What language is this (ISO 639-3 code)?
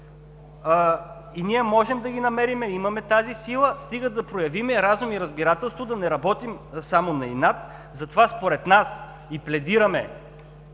bul